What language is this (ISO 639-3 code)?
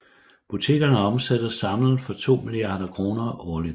dan